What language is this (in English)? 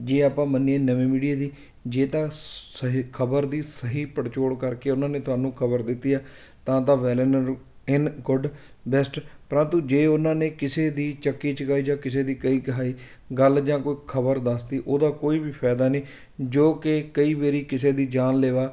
Punjabi